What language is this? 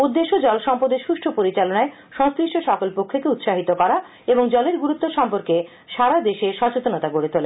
Bangla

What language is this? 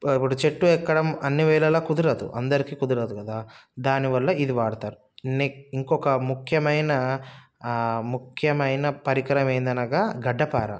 Telugu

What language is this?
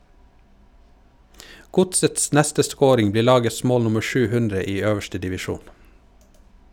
Norwegian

